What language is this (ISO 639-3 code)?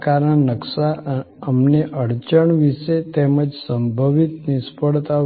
guj